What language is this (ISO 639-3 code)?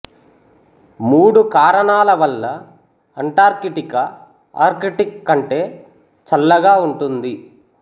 tel